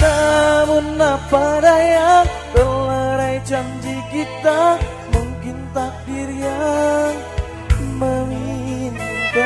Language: Indonesian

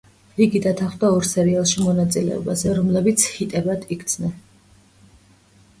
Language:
Georgian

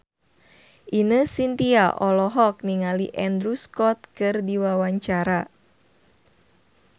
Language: Sundanese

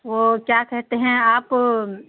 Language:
Urdu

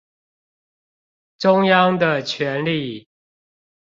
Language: Chinese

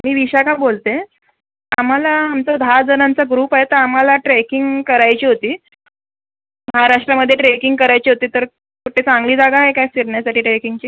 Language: Marathi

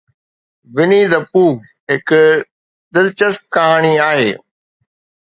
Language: Sindhi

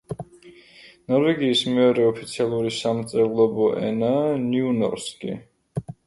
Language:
Georgian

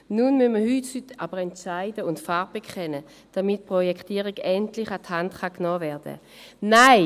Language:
Swiss German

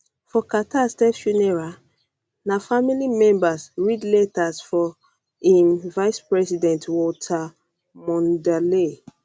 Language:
Nigerian Pidgin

